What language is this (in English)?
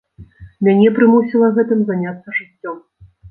Belarusian